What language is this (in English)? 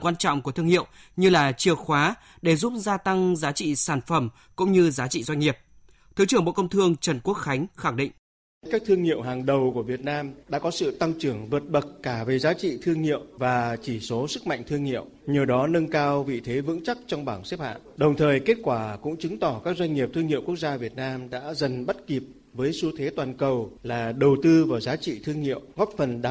Vietnamese